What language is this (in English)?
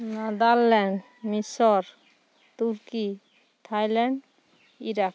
Santali